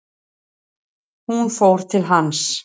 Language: Icelandic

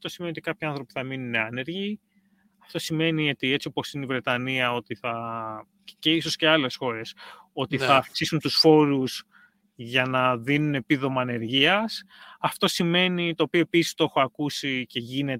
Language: Greek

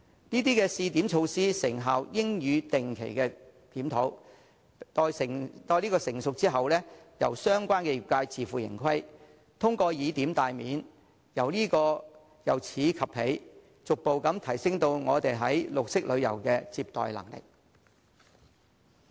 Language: Cantonese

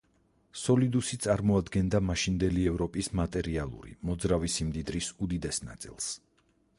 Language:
Georgian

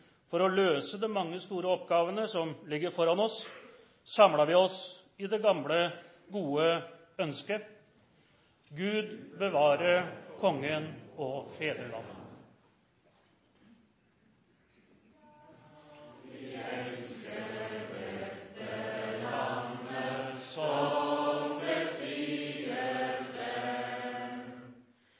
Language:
Norwegian Nynorsk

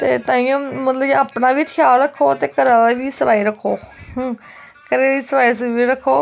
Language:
Dogri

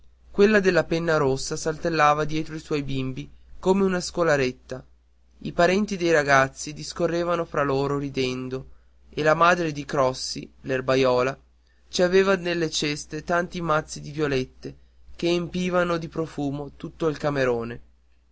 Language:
Italian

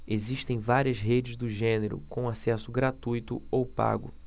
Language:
Portuguese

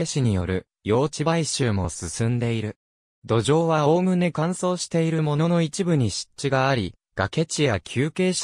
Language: Japanese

